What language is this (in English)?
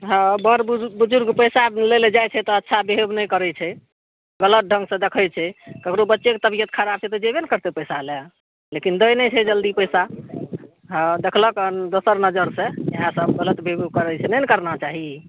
Maithili